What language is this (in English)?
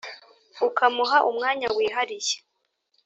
Kinyarwanda